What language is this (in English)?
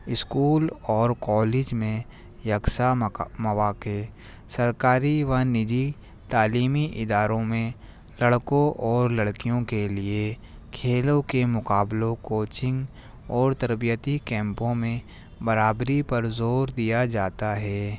Urdu